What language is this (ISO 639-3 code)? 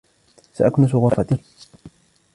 ara